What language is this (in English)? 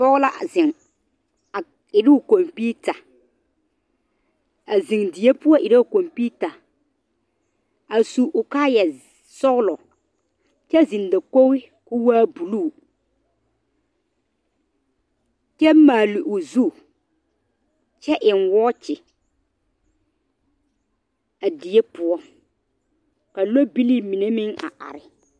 Southern Dagaare